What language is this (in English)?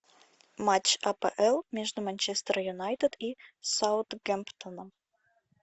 Russian